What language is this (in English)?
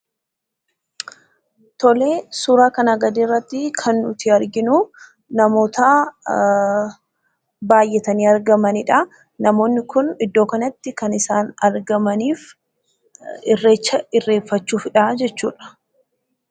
Oromo